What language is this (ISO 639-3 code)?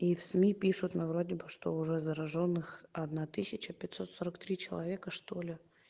rus